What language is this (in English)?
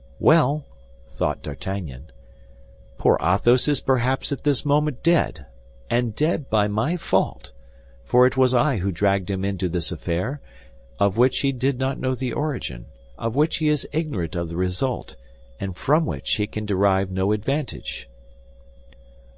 English